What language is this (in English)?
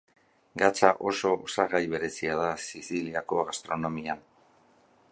Basque